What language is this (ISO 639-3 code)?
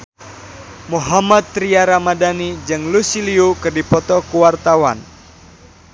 sun